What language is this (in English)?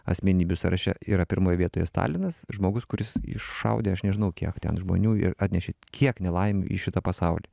Lithuanian